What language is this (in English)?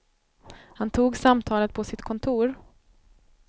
Swedish